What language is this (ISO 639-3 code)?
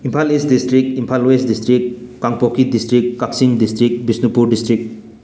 mni